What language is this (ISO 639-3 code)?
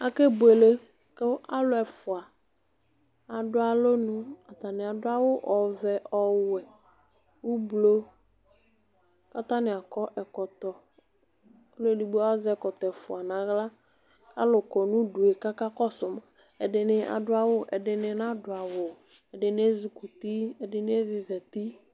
kpo